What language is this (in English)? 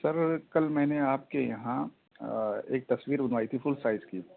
Urdu